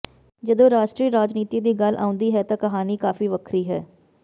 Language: Punjabi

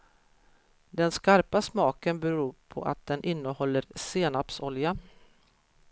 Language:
Swedish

